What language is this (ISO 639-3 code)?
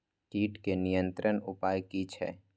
mai